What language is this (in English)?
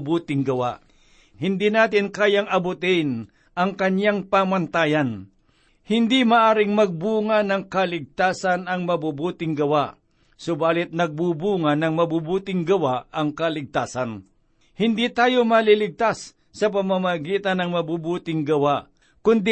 Filipino